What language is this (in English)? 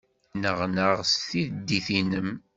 Kabyle